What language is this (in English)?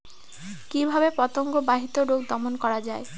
Bangla